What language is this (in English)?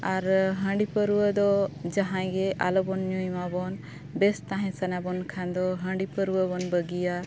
Santali